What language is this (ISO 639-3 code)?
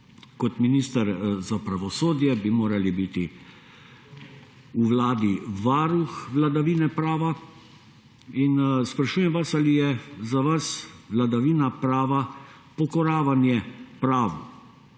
slv